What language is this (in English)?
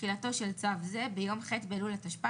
Hebrew